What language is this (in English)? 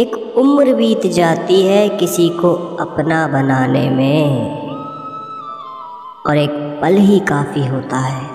Hindi